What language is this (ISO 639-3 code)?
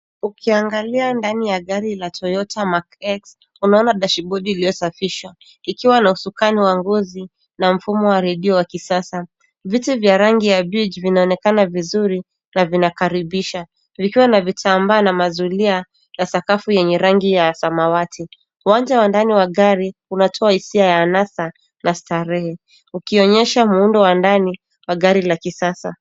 swa